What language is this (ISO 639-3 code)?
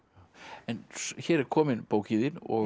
isl